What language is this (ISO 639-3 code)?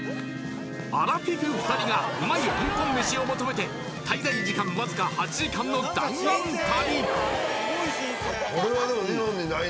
jpn